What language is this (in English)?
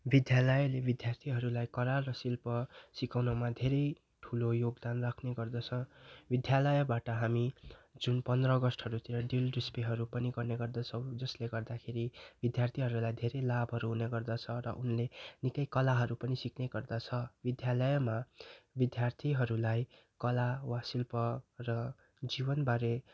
Nepali